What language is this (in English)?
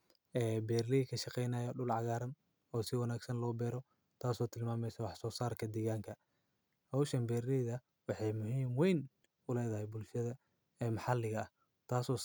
Somali